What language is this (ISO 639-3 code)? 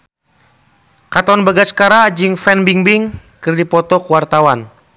sun